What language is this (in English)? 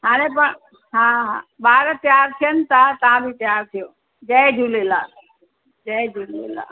Sindhi